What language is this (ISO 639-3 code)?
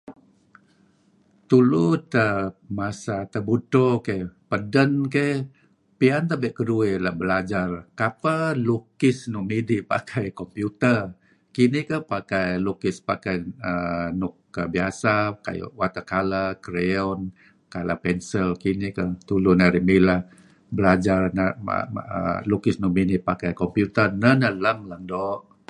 kzi